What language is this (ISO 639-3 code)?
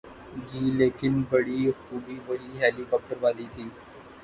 urd